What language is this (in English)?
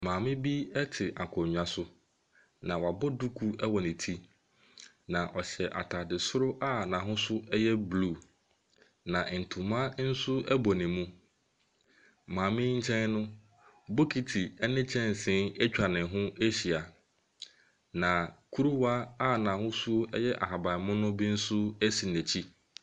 Akan